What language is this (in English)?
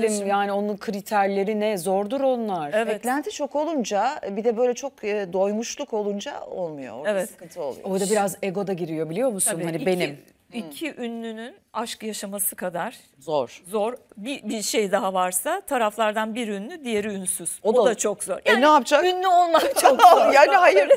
Turkish